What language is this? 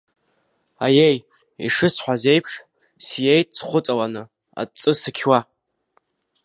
Abkhazian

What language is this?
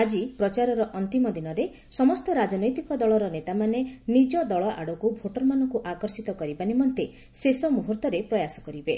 Odia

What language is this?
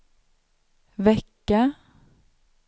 Swedish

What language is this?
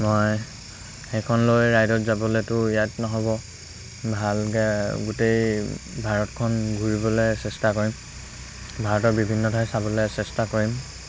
Assamese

